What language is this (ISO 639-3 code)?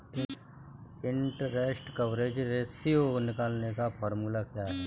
hin